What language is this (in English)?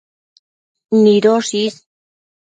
Matsés